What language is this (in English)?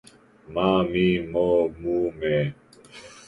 Serbian